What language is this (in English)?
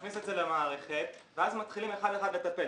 Hebrew